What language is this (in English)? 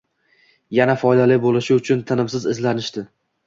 Uzbek